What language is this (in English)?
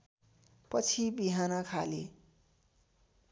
Nepali